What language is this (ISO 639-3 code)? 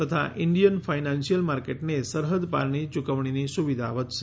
guj